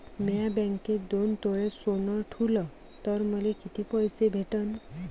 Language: Marathi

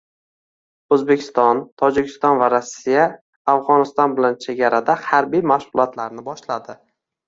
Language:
Uzbek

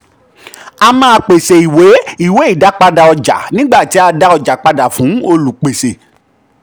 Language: Yoruba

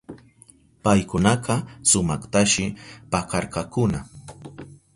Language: Southern Pastaza Quechua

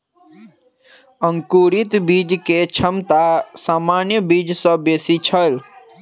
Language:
Maithili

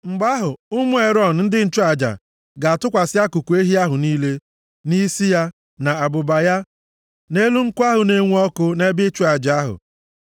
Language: Igbo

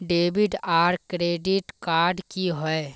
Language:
Magahi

